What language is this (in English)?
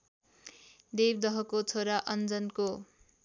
Nepali